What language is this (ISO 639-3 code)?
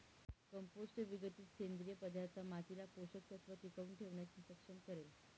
mar